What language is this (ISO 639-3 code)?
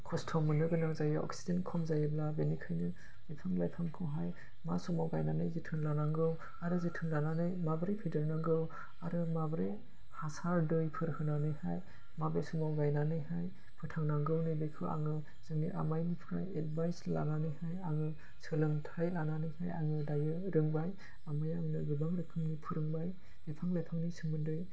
brx